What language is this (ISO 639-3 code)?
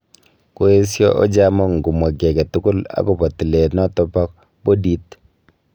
kln